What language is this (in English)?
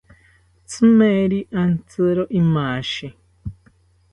South Ucayali Ashéninka